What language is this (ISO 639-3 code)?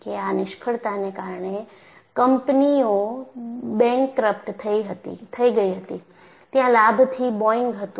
guj